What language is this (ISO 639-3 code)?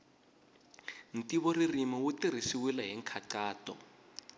tso